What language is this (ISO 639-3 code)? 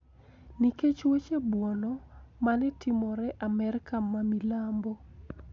luo